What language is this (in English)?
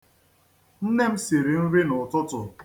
Igbo